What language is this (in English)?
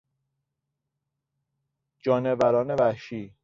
Persian